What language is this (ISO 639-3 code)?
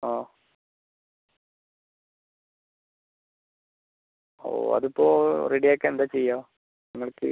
mal